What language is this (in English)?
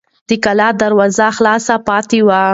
Pashto